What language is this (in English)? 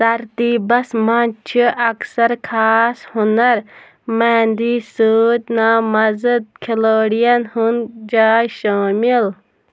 Kashmiri